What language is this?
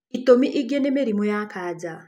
Kikuyu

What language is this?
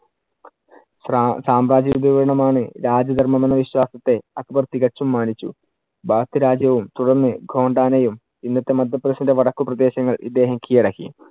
Malayalam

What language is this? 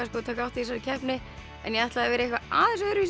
Icelandic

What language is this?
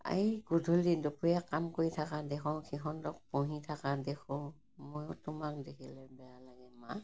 Assamese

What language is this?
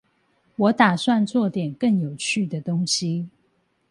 Chinese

